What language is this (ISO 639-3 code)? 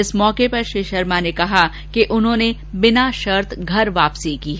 hin